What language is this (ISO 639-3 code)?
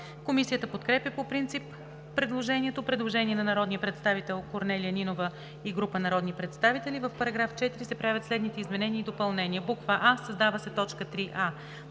bul